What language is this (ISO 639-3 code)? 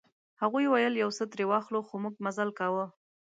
pus